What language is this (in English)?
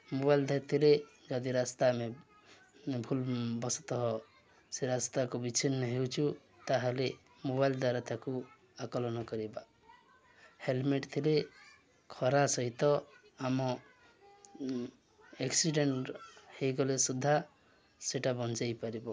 Odia